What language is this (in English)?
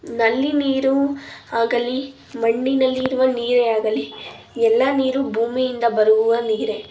Kannada